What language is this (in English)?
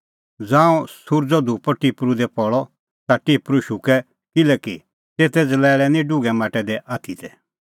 Kullu Pahari